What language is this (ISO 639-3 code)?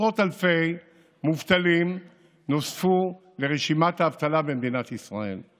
heb